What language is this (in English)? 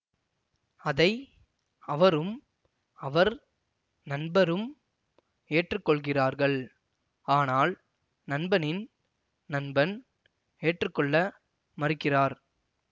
Tamil